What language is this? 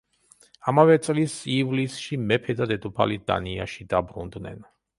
Georgian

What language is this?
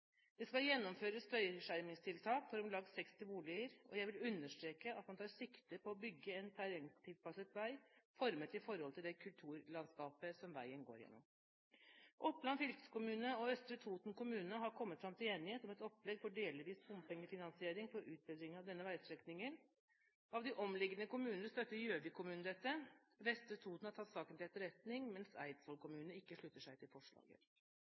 Norwegian Bokmål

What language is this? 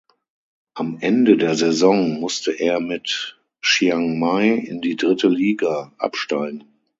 German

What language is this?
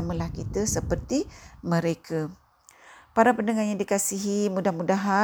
Malay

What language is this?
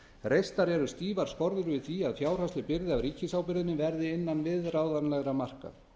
Icelandic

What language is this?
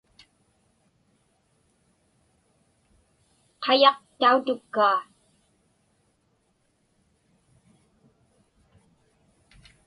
Inupiaq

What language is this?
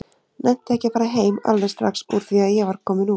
Icelandic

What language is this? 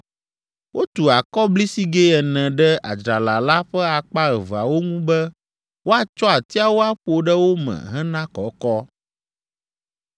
Ewe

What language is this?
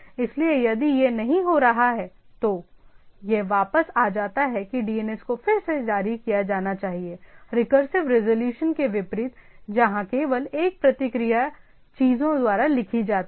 Hindi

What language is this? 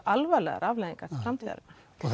Icelandic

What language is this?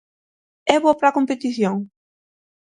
Galician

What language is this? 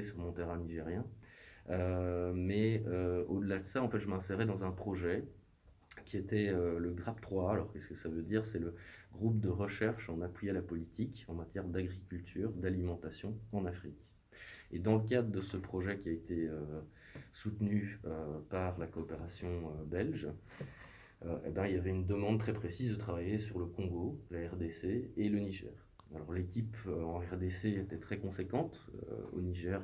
French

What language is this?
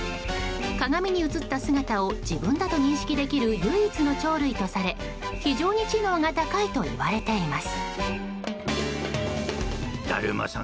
Japanese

